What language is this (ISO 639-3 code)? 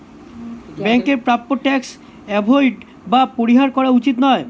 ben